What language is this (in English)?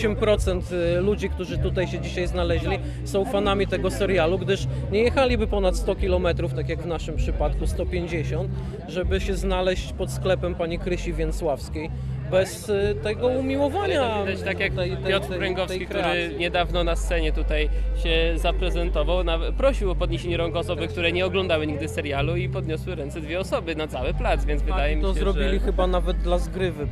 Polish